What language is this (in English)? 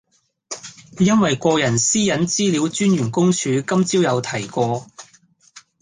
Cantonese